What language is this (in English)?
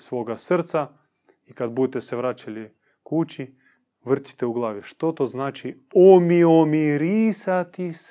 Croatian